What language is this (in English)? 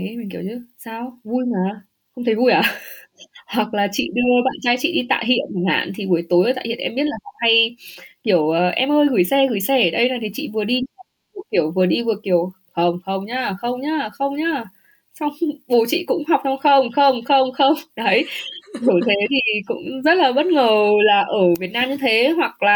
Vietnamese